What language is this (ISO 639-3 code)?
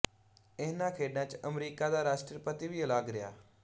pan